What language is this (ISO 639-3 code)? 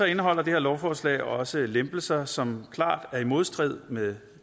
dan